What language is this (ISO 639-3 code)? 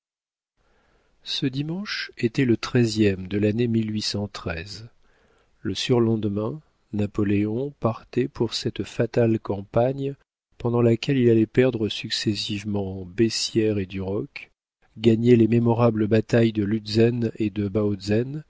fra